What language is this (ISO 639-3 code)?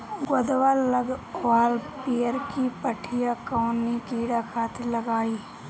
bho